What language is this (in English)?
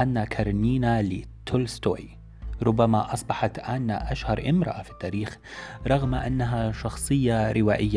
Arabic